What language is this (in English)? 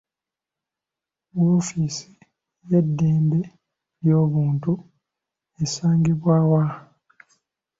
Ganda